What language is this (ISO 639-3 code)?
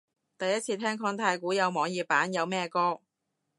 yue